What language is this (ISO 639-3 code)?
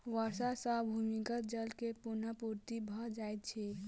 mai